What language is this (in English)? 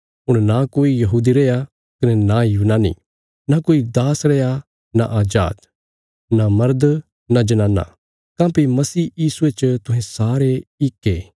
Bilaspuri